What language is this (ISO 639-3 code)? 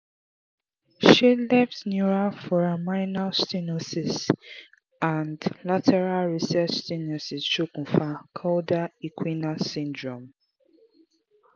yor